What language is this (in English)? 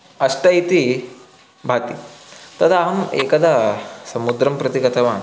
Sanskrit